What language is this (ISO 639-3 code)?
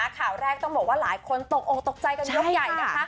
tha